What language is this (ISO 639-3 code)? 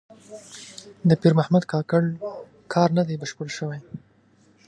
pus